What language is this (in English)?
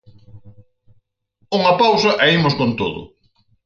Galician